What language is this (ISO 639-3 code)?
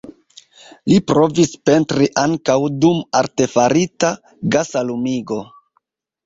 epo